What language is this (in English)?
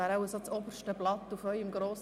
Swiss German